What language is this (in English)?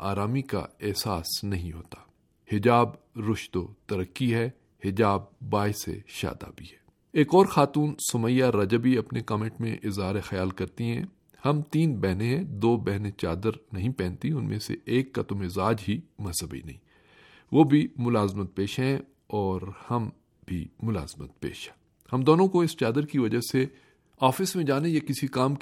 Urdu